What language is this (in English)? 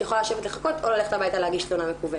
Hebrew